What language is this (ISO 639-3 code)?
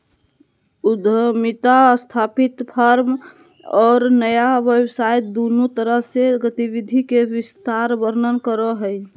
mag